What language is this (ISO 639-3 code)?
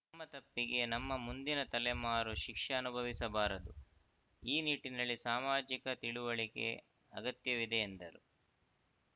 kan